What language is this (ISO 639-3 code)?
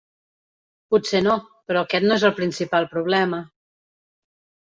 cat